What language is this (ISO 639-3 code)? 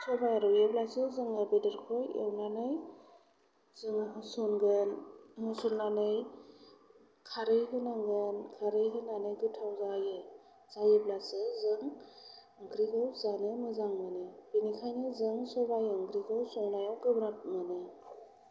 brx